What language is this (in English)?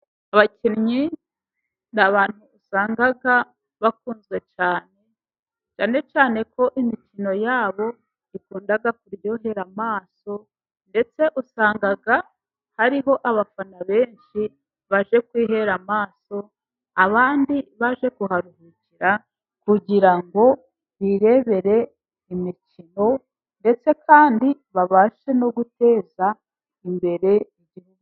Kinyarwanda